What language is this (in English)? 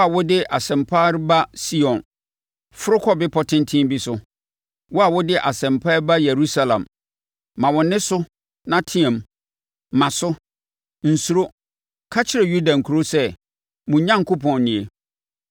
Akan